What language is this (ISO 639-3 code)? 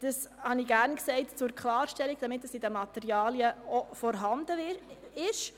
gsw